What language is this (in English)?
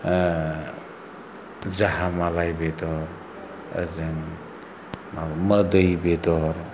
Bodo